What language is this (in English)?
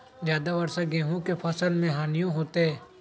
Magahi